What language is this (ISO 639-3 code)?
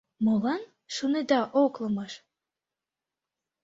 chm